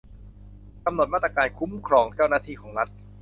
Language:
Thai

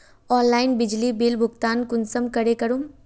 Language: Magahi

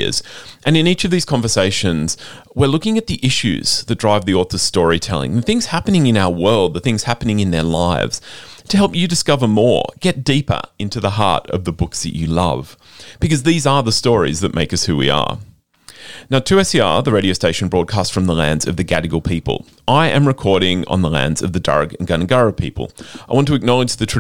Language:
English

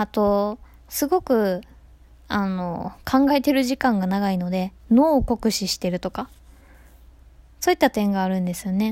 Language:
Japanese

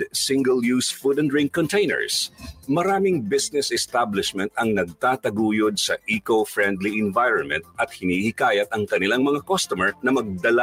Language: Filipino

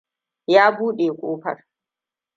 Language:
Hausa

